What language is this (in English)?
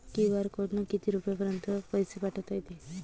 Marathi